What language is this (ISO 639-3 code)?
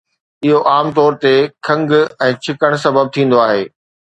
snd